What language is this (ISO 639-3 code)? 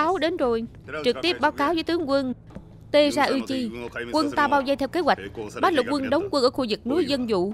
vie